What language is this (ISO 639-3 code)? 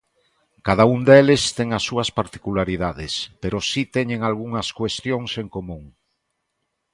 glg